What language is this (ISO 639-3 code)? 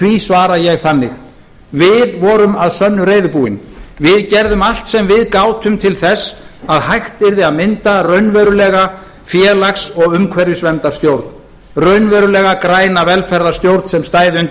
isl